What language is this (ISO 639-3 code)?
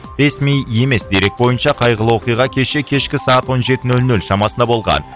kaz